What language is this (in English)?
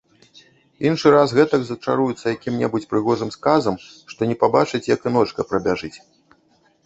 Belarusian